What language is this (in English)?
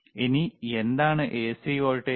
Malayalam